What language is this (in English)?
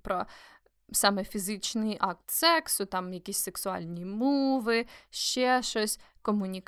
Ukrainian